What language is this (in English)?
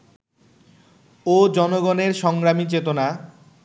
Bangla